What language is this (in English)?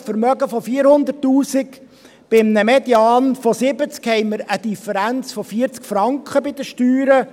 Swiss German